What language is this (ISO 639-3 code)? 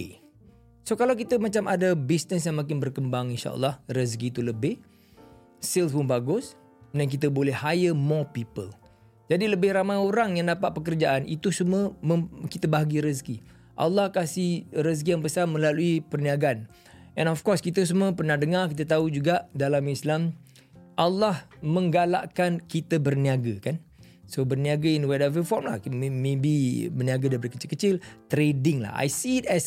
msa